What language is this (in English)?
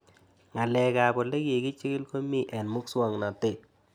Kalenjin